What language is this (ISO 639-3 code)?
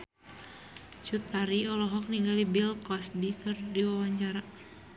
sun